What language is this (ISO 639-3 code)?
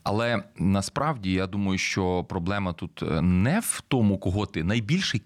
ukr